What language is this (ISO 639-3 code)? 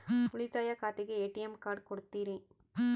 kan